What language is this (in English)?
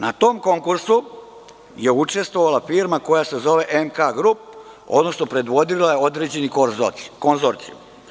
Serbian